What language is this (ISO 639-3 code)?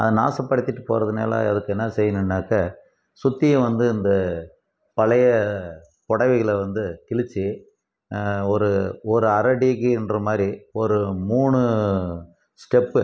tam